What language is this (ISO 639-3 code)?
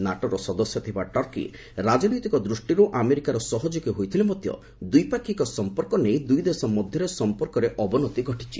ori